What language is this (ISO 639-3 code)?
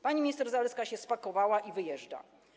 pol